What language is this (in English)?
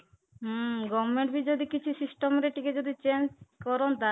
Odia